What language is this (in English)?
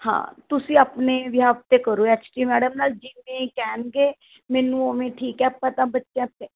Punjabi